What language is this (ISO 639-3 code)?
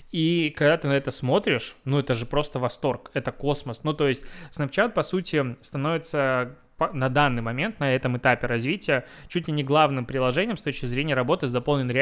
rus